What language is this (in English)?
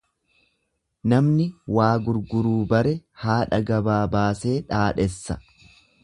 Oromo